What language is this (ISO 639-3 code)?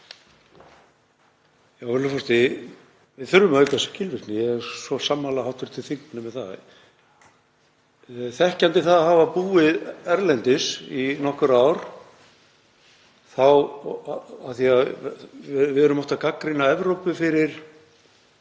isl